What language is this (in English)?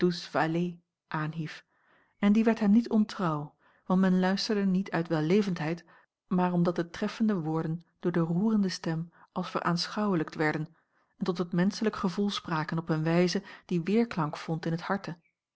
Dutch